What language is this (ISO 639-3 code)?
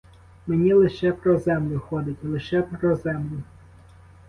ukr